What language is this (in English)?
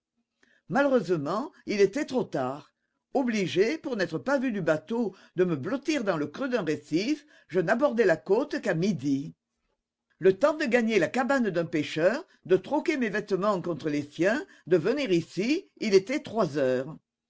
French